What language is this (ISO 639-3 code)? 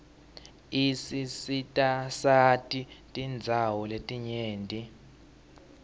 ssw